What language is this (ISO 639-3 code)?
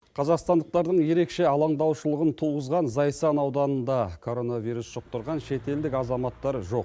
kaz